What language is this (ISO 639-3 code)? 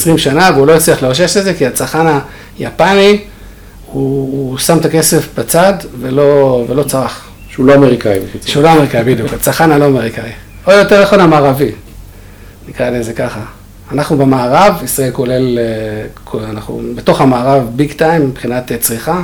heb